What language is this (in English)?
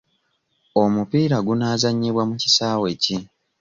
Ganda